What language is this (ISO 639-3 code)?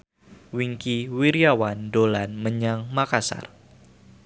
jav